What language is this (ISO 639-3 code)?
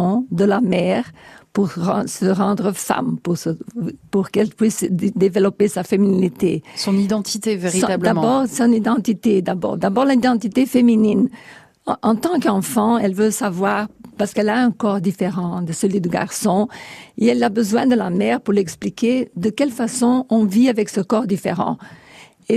fra